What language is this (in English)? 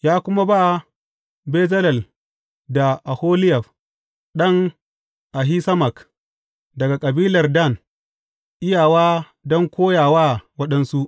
Hausa